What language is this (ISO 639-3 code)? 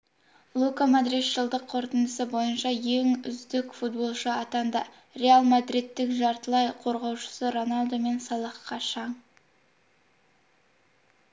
kaz